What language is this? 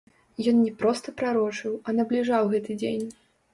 Belarusian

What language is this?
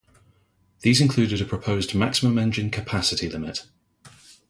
English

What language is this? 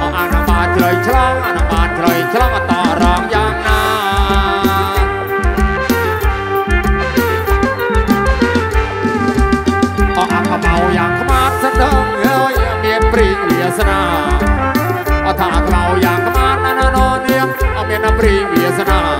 Thai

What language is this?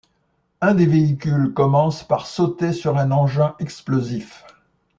French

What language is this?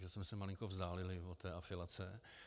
Czech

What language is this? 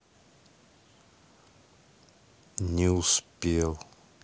Russian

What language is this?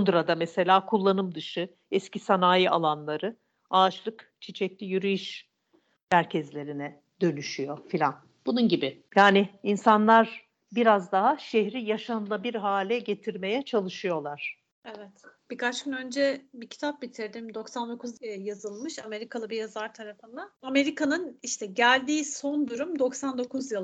Turkish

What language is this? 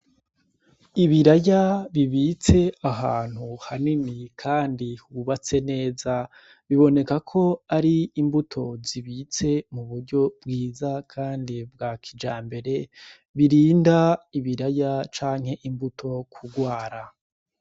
Rundi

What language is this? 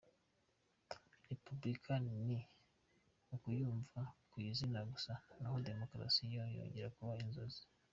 Kinyarwanda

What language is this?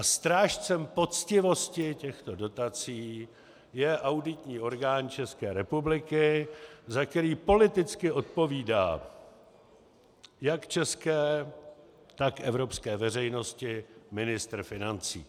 Czech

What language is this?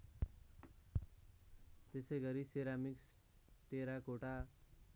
Nepali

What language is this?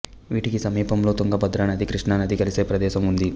Telugu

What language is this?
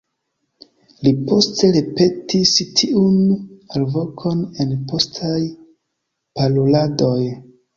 Esperanto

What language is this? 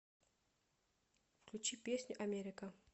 Russian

